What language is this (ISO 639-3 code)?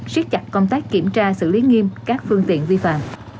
vie